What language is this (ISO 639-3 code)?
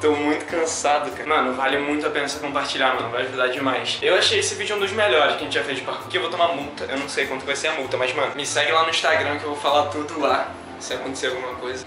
por